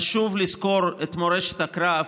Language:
Hebrew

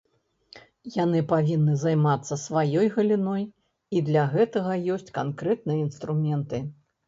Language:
Belarusian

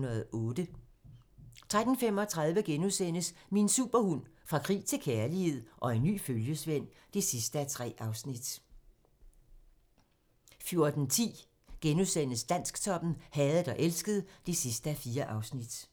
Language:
Danish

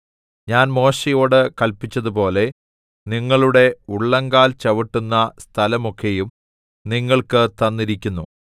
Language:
Malayalam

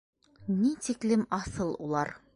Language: Bashkir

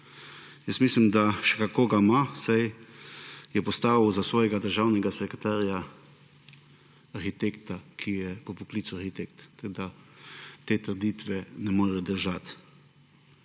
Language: Slovenian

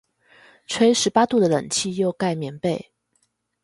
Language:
Chinese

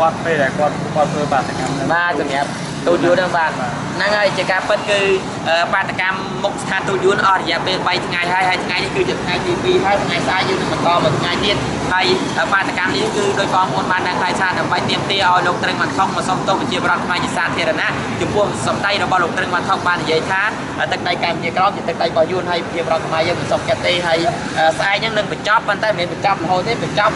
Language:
Thai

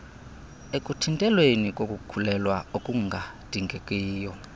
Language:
Xhosa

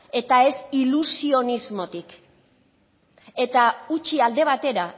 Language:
Basque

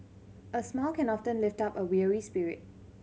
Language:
English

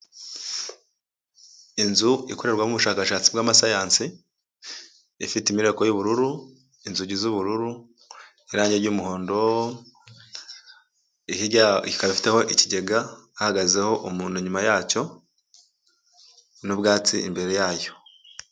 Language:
Kinyarwanda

